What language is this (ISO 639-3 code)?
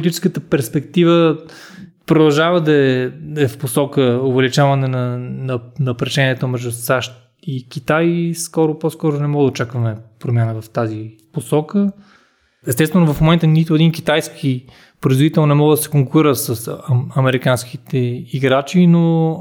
bul